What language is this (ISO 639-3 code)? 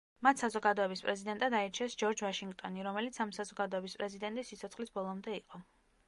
kat